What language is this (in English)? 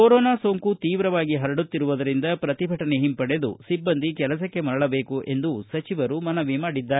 Kannada